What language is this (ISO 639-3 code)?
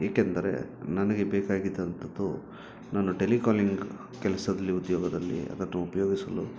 kan